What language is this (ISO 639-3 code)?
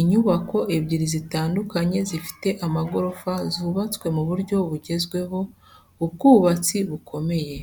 kin